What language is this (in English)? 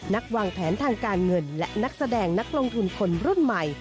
Thai